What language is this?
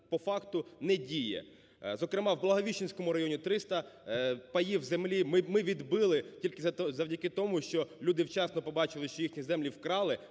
Ukrainian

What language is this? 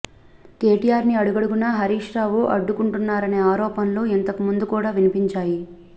Telugu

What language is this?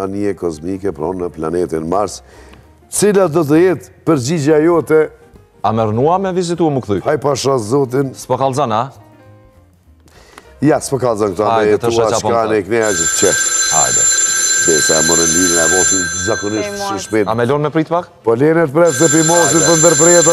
Romanian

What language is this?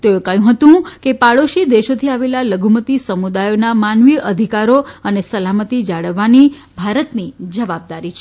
Gujarati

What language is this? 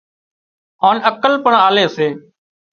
Wadiyara Koli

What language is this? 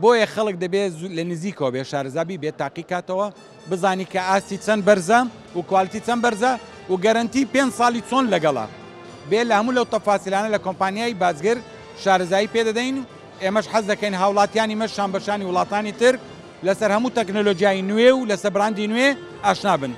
Arabic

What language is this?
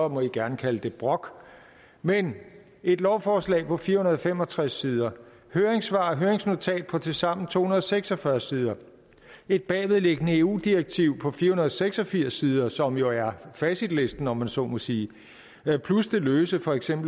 Danish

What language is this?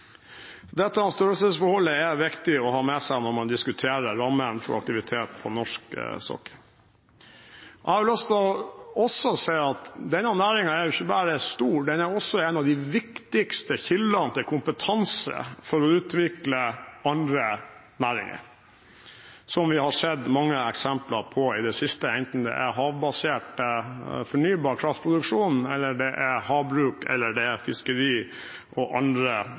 Norwegian Bokmål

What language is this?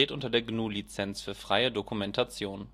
German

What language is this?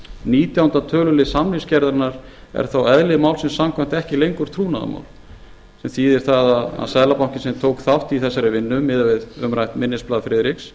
Icelandic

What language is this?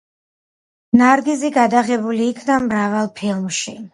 Georgian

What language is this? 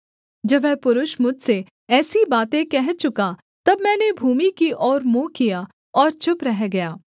Hindi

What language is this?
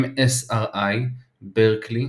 Hebrew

